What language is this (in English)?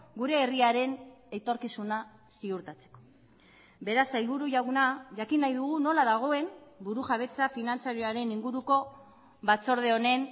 Basque